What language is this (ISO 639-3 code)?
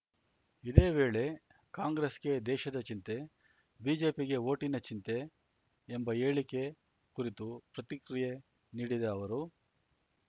kan